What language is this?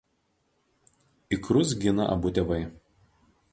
Lithuanian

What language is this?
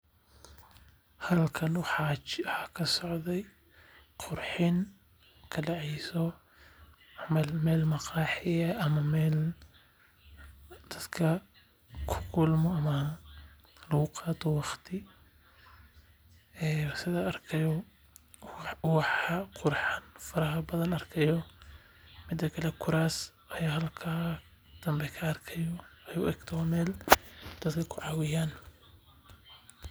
Somali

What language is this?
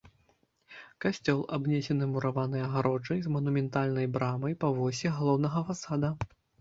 Belarusian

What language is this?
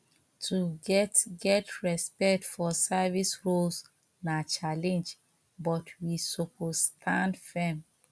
Nigerian Pidgin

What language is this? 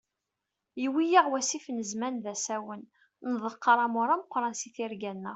Kabyle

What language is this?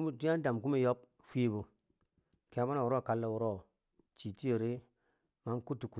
Bangwinji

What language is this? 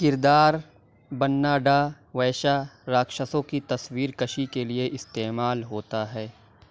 Urdu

